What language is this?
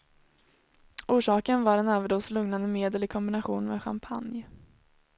Swedish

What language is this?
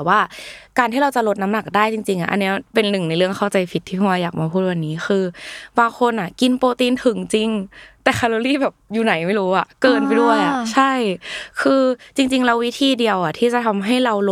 Thai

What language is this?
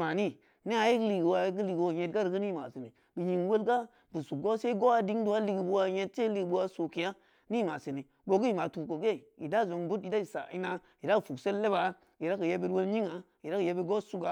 Samba Leko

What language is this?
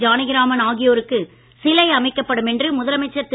Tamil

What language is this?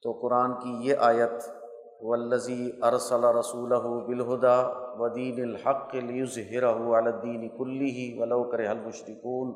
Urdu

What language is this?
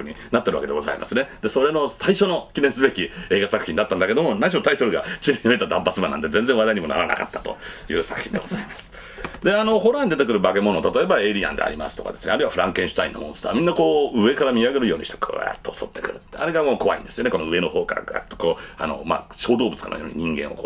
Japanese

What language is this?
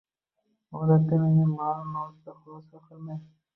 Uzbek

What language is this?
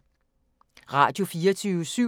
Danish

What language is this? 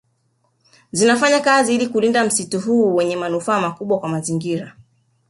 Swahili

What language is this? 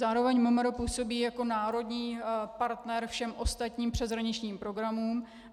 Czech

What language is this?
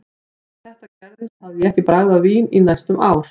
Icelandic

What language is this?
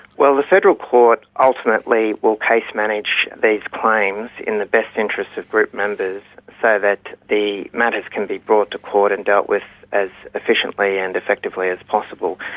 English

